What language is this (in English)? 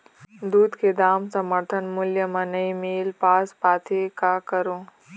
Chhattisgarhi